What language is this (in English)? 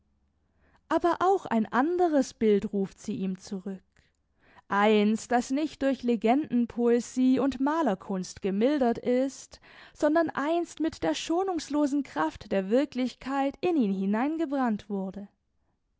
German